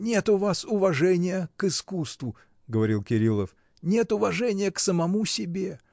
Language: Russian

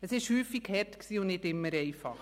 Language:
Swiss German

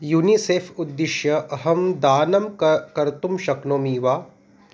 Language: Sanskrit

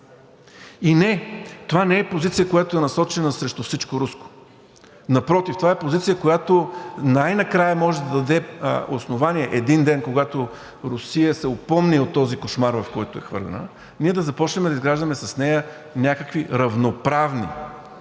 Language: Bulgarian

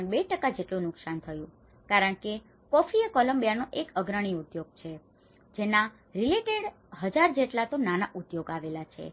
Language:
Gujarati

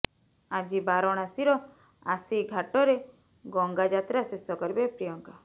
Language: Odia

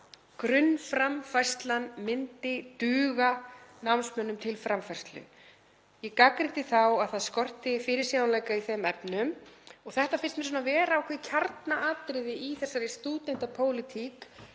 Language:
Icelandic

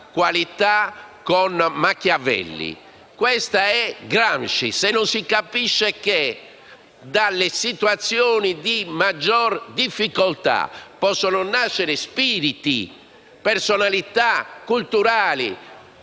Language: Italian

